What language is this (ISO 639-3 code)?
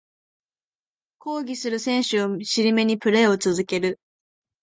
jpn